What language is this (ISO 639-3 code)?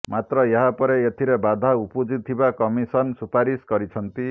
ori